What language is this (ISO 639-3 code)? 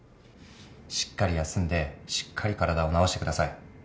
jpn